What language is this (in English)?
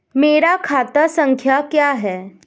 Hindi